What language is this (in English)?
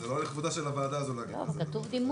Hebrew